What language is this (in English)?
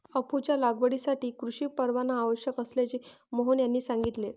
Marathi